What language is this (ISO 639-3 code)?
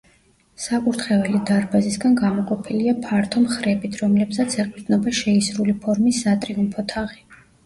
kat